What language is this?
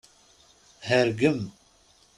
Kabyle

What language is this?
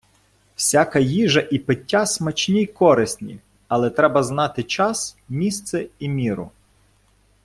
Ukrainian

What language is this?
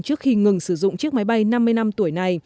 Vietnamese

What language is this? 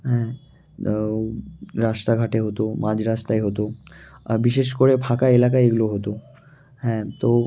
Bangla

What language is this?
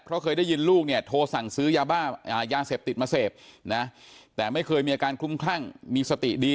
Thai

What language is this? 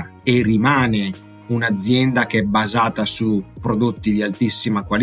Italian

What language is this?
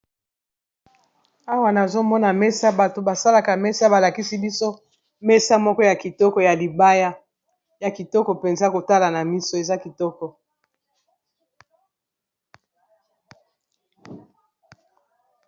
Lingala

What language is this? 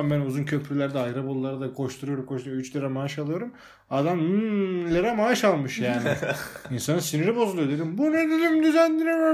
Turkish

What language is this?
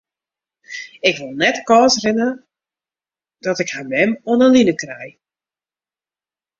Western Frisian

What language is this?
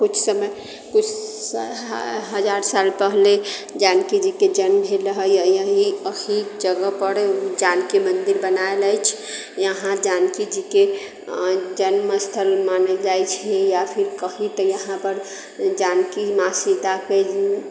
Maithili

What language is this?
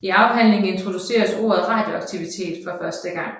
Danish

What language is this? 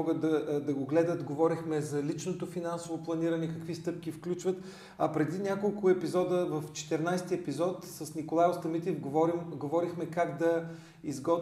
Bulgarian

